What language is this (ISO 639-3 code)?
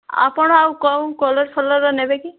ori